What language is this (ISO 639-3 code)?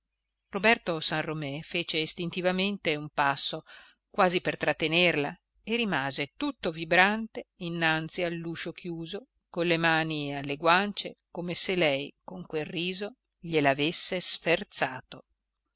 ita